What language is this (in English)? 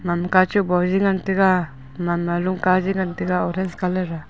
Wancho Naga